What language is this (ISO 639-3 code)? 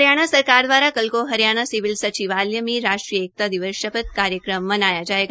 hin